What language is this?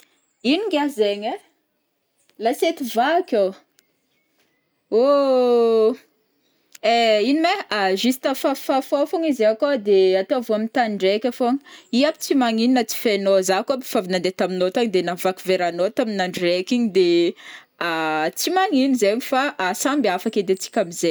Northern Betsimisaraka Malagasy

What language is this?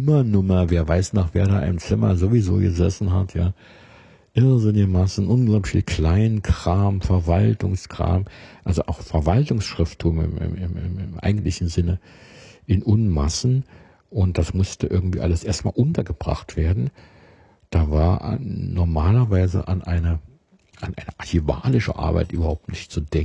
German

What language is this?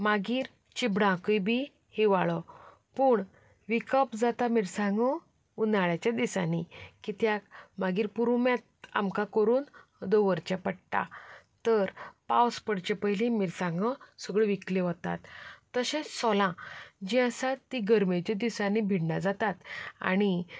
Konkani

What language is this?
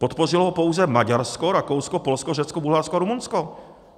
Czech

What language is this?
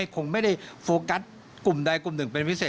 Thai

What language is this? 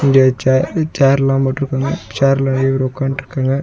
Tamil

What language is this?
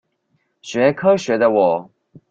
Chinese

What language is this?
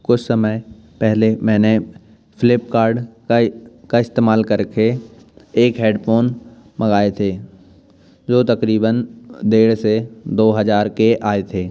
Hindi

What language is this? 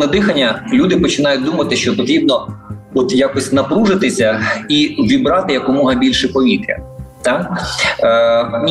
Ukrainian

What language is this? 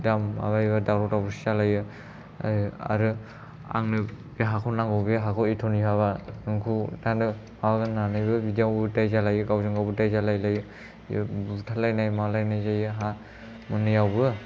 Bodo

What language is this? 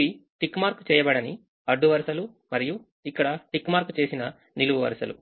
Telugu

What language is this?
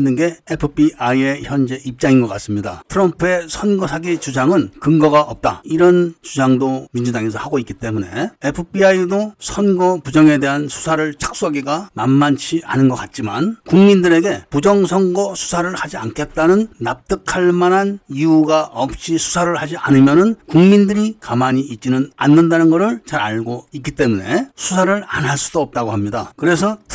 Korean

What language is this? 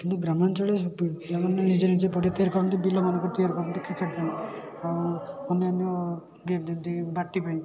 Odia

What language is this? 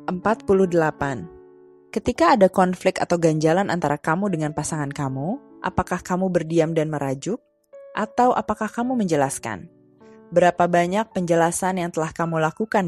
Indonesian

